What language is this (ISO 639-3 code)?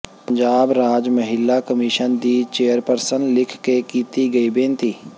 pan